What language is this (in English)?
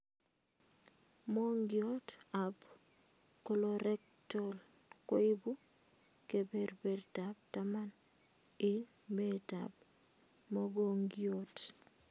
Kalenjin